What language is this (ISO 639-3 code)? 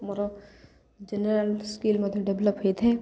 ori